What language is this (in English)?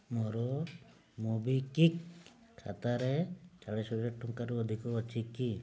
Odia